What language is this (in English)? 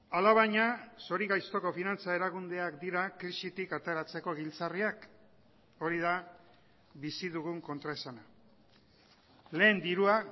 Basque